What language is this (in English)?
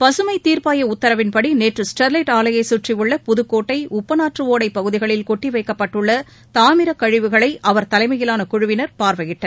Tamil